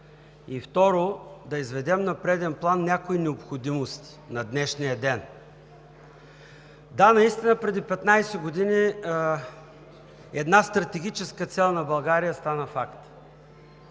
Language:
Bulgarian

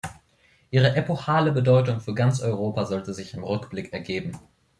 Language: German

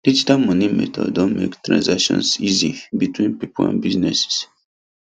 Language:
Nigerian Pidgin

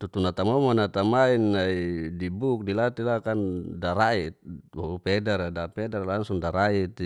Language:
Geser-Gorom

